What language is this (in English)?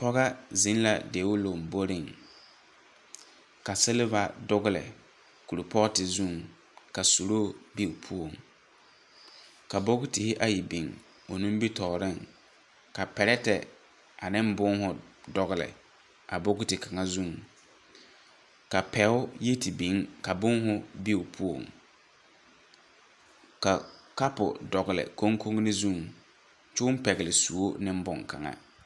Southern Dagaare